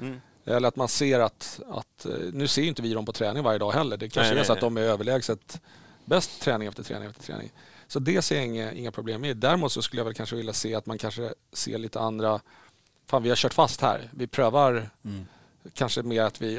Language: Swedish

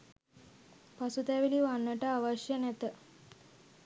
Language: Sinhala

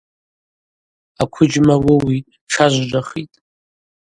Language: Abaza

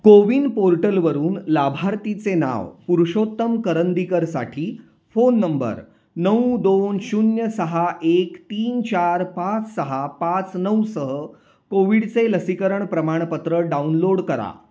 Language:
Marathi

